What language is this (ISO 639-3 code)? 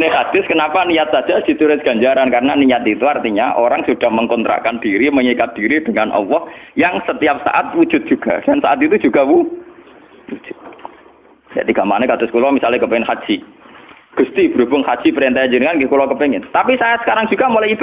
ind